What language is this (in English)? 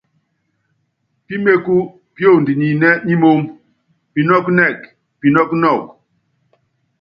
Yangben